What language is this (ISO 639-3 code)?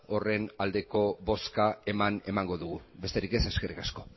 eus